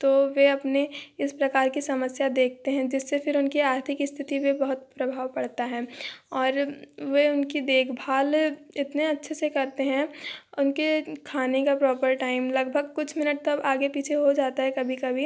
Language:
Hindi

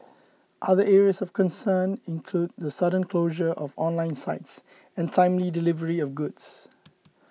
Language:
English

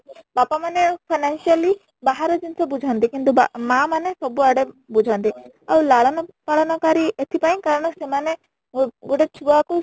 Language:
Odia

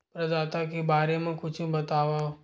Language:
Chhattisgarhi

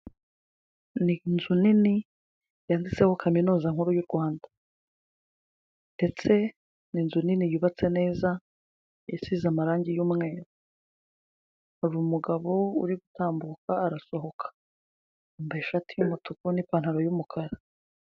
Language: Kinyarwanda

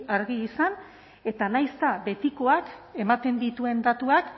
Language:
Basque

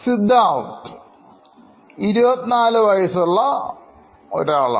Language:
Malayalam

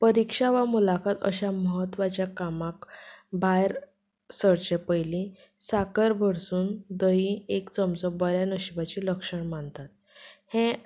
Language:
Konkani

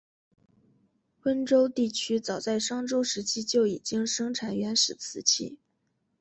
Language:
Chinese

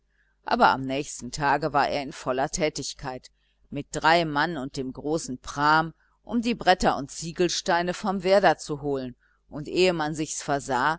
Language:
German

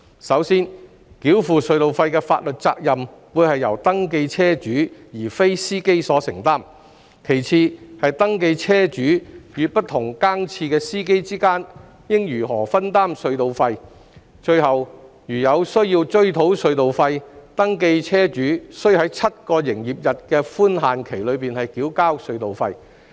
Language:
Cantonese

